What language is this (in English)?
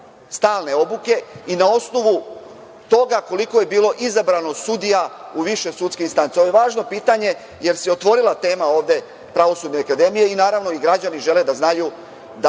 Serbian